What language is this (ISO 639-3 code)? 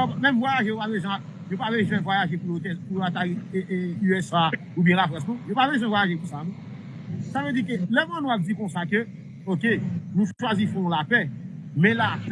fra